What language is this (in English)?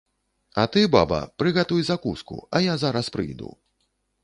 Belarusian